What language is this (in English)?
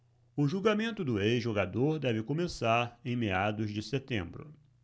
Portuguese